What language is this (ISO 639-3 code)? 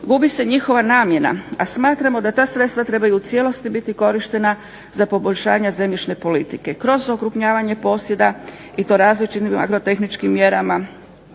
hrv